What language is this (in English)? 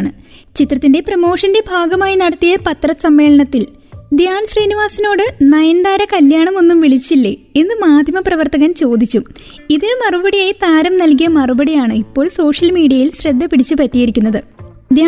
Malayalam